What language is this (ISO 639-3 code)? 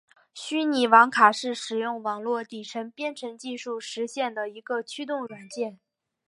zho